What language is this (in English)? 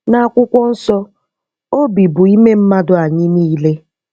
Igbo